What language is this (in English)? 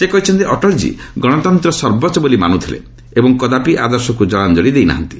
Odia